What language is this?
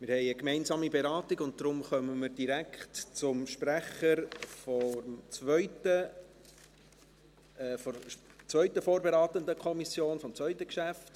Swiss German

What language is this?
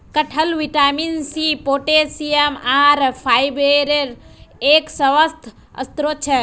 Magahi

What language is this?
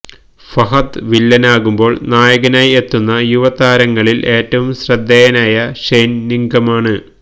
Malayalam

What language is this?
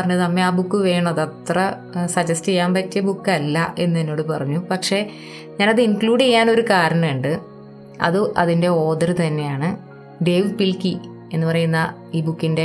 Malayalam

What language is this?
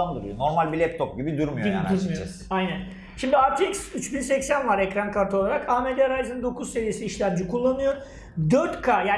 Turkish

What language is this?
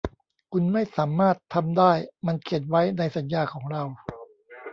Thai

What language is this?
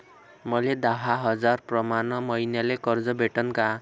Marathi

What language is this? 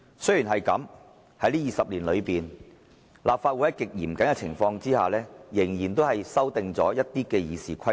Cantonese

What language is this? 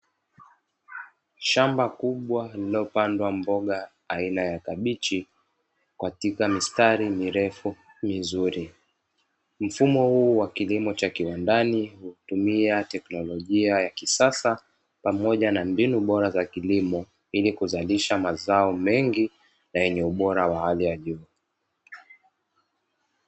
Swahili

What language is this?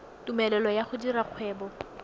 Tswana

